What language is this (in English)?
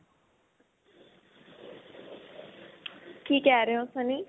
Punjabi